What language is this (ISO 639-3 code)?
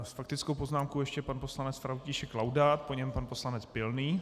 ces